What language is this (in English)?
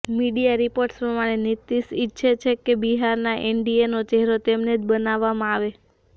Gujarati